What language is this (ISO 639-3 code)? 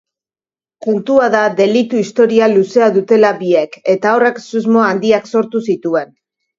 eus